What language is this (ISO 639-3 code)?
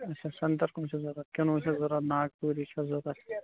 kas